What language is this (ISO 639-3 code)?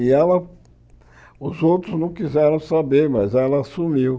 por